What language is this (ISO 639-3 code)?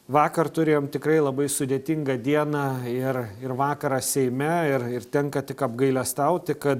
lit